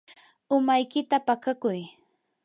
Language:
Yanahuanca Pasco Quechua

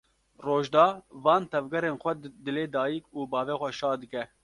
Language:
Kurdish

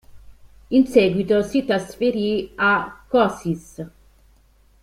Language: Italian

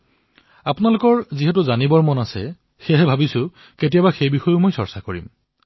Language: Assamese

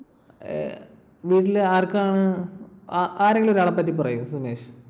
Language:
Malayalam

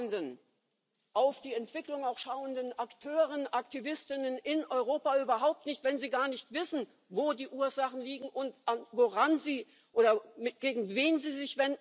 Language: English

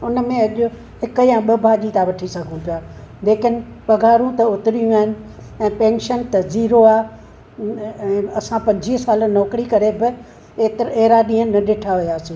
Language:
Sindhi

